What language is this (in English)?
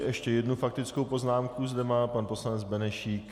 Czech